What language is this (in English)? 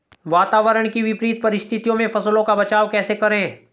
Hindi